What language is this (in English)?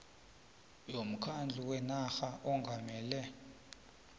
South Ndebele